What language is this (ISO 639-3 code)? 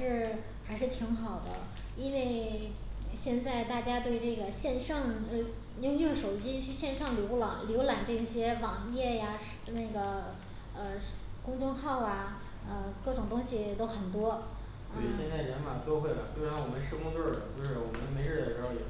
zho